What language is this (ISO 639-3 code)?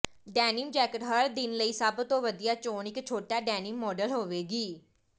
pan